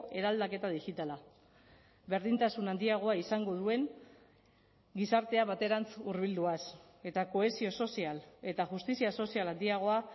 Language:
Basque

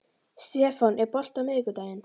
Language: Icelandic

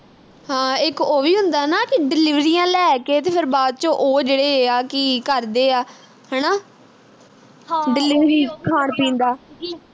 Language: Punjabi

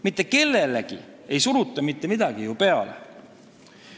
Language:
Estonian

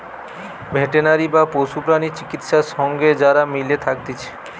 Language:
Bangla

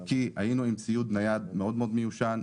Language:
Hebrew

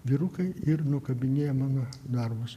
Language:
Lithuanian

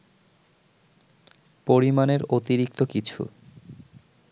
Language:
Bangla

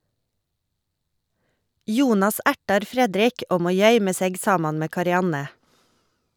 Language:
Norwegian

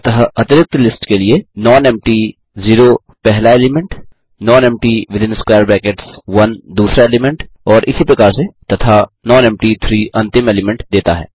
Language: Hindi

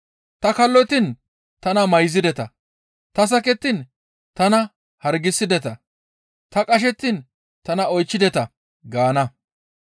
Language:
Gamo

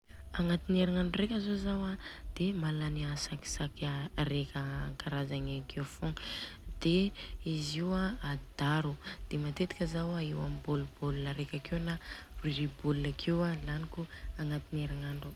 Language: Southern Betsimisaraka Malagasy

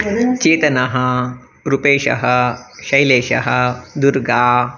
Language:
Sanskrit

